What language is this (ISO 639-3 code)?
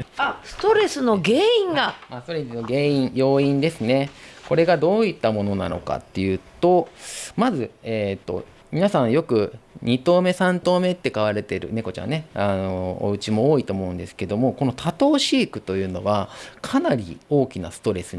jpn